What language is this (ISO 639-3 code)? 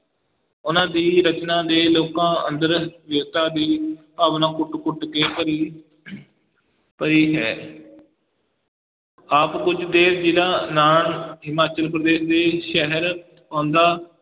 pan